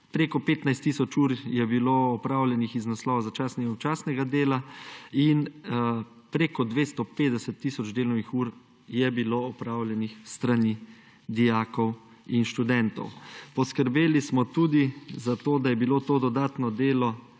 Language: Slovenian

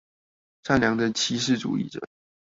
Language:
Chinese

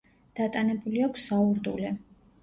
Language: Georgian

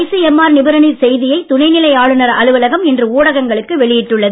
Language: Tamil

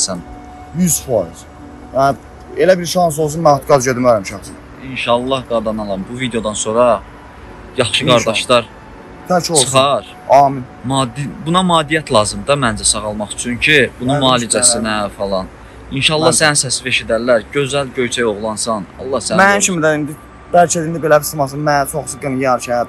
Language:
Turkish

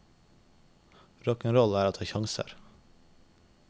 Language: Norwegian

